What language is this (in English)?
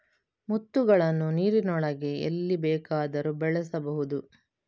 Kannada